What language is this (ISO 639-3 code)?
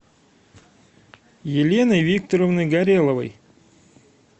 rus